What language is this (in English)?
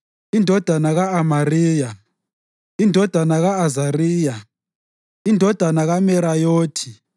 North Ndebele